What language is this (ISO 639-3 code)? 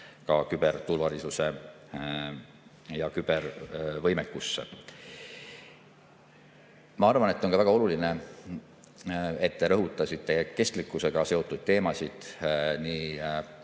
est